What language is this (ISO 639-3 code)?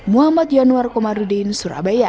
ind